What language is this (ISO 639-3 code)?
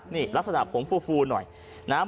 tha